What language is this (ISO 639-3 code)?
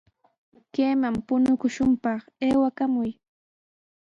qws